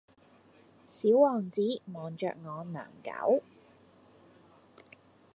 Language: Cantonese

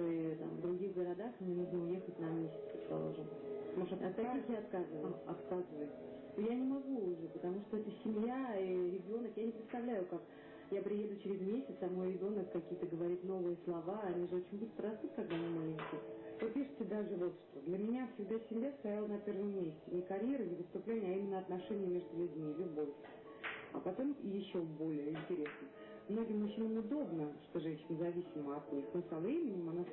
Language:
Russian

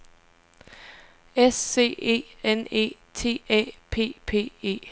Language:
Danish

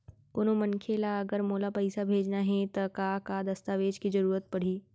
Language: Chhattisgarhi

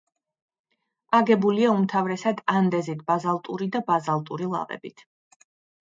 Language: Georgian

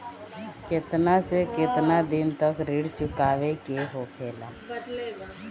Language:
Bhojpuri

